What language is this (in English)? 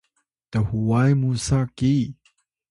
Atayal